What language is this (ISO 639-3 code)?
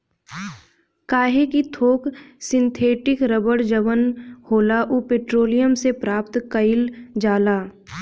bho